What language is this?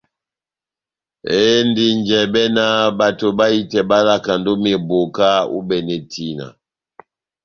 Batanga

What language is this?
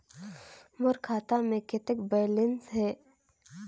Chhattisgarhi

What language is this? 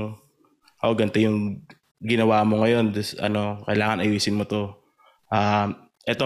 Filipino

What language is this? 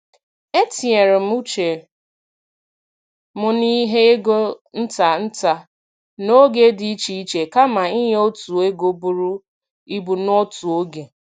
Igbo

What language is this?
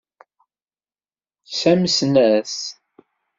Kabyle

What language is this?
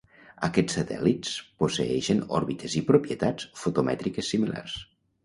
Catalan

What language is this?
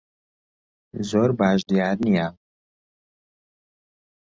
Central Kurdish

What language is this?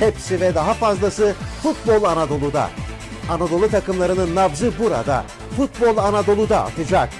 Turkish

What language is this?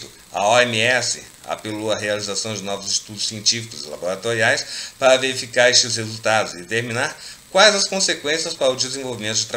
Portuguese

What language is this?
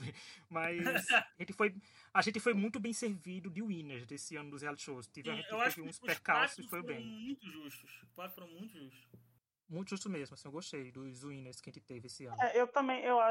Portuguese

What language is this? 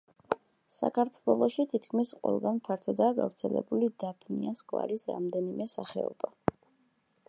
Georgian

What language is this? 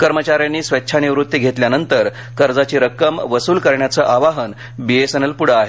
Marathi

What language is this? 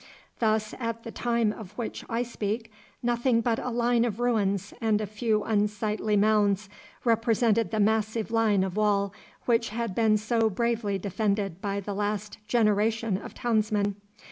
English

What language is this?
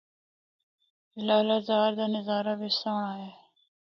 Northern Hindko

